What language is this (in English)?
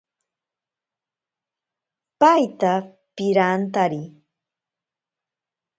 Ashéninka Perené